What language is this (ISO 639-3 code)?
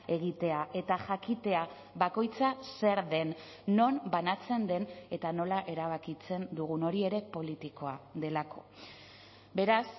eus